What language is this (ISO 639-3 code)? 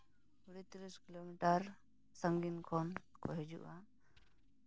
sat